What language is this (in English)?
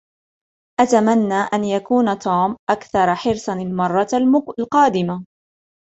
Arabic